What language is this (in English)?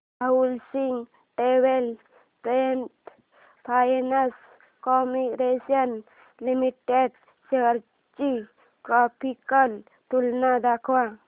Marathi